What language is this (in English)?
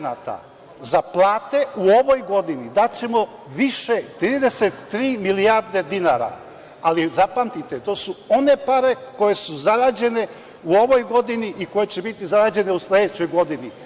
Serbian